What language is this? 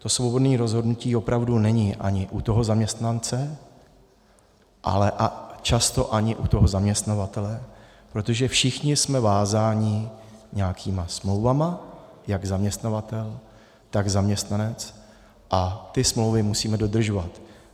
Czech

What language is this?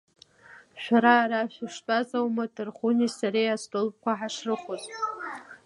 Abkhazian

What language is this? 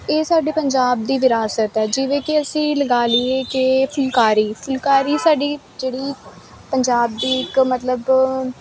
Punjabi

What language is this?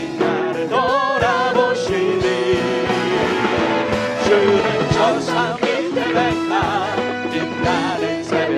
Korean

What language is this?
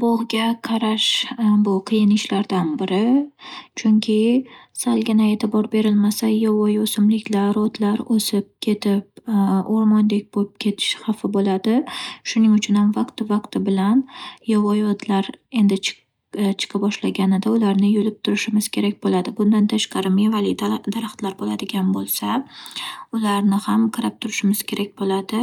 Uzbek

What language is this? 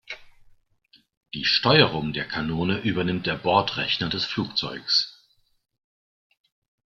German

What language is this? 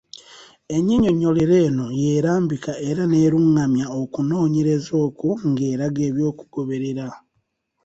Ganda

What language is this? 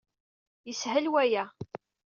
Kabyle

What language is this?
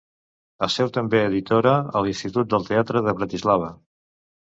Catalan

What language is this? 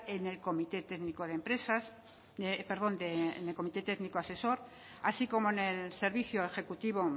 Spanish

